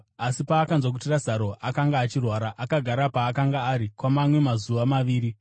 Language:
Shona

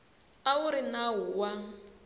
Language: Tsonga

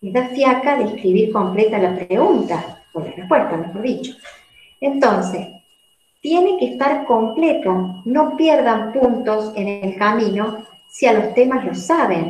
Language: Spanish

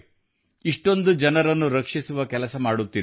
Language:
Kannada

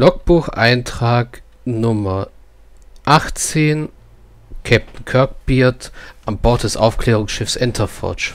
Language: German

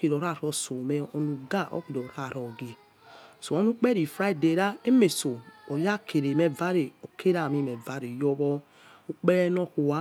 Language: Yekhee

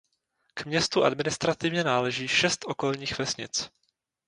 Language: Czech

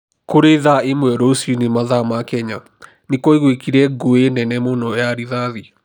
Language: Kikuyu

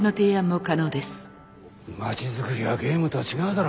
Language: Japanese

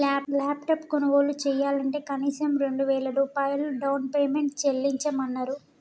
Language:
Telugu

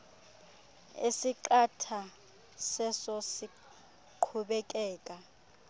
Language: Xhosa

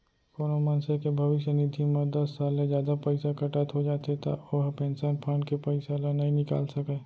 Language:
Chhattisgarhi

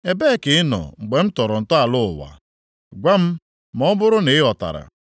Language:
Igbo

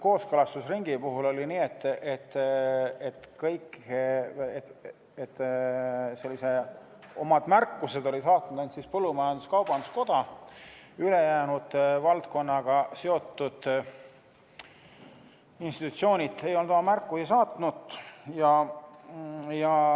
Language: Estonian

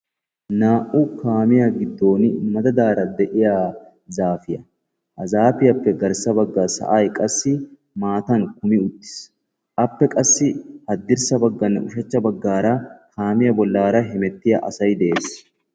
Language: Wolaytta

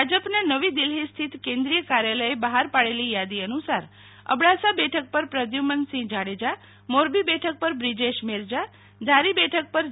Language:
Gujarati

